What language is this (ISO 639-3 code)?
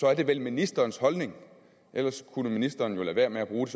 dan